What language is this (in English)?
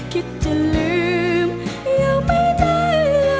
Thai